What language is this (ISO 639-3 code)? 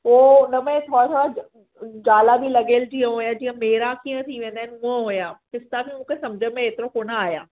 snd